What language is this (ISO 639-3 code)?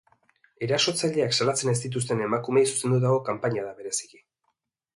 eus